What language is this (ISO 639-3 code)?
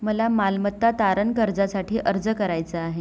mar